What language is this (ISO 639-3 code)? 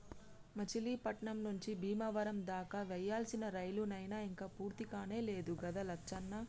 tel